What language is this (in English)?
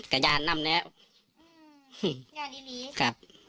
Thai